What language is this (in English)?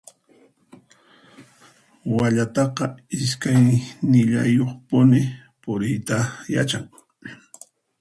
Puno Quechua